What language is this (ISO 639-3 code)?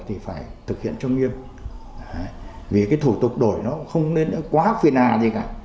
vie